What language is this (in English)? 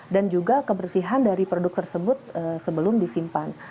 Indonesian